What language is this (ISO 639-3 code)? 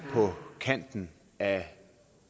dan